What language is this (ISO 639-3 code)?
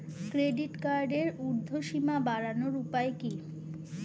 ben